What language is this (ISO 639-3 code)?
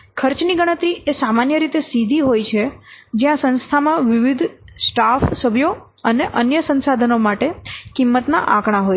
guj